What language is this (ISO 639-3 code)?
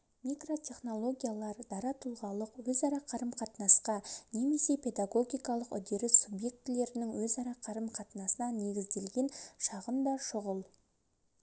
kaz